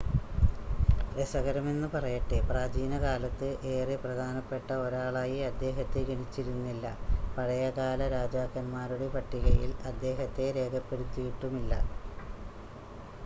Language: Malayalam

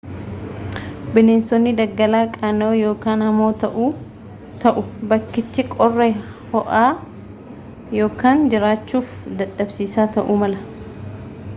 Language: Oromo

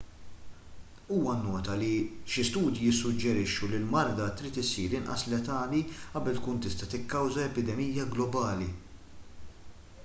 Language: Maltese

